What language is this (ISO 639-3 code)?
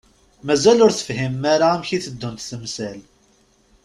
kab